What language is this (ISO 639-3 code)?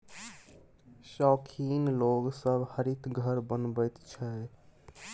mai